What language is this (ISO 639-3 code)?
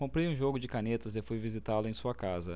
por